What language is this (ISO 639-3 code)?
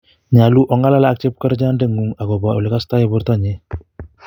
kln